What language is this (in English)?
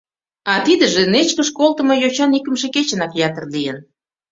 Mari